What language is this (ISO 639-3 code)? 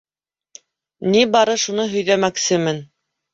bak